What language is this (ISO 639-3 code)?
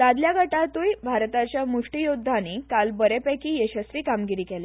kok